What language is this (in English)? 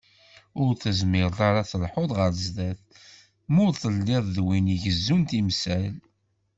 Kabyle